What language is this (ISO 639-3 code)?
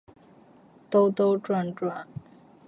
zho